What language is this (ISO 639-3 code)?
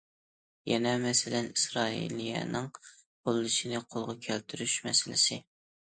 uig